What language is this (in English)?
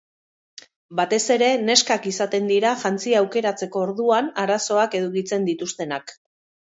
Basque